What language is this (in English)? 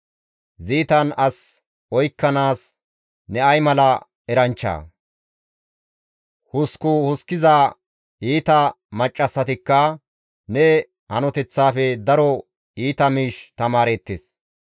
Gamo